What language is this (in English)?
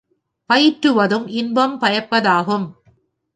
Tamil